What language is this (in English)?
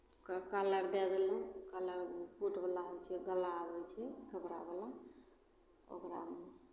Maithili